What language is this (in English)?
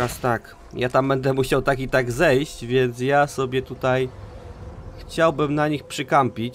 Polish